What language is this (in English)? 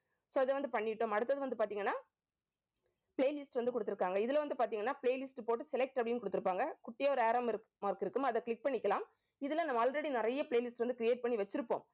Tamil